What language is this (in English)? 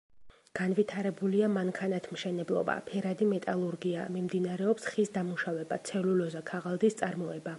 Georgian